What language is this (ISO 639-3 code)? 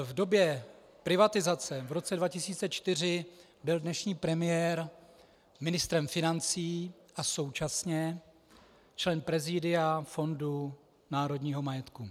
ces